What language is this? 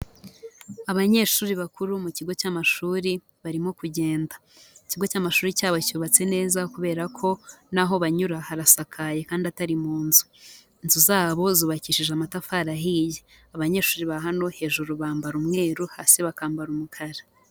Kinyarwanda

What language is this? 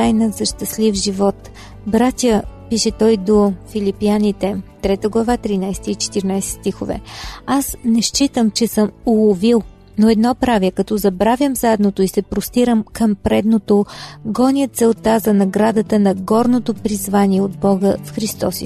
Bulgarian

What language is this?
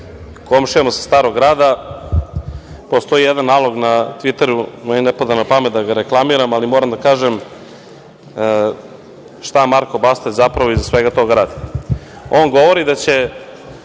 Serbian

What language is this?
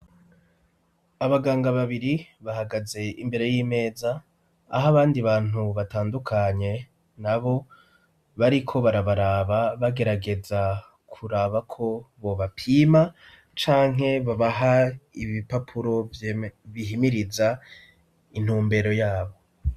Rundi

